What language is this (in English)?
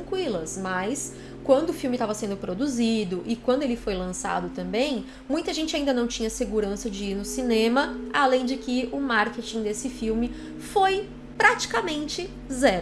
Portuguese